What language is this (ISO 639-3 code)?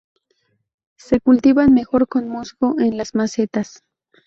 spa